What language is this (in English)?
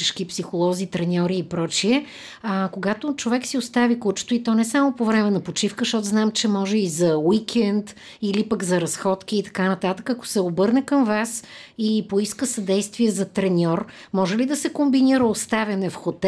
Bulgarian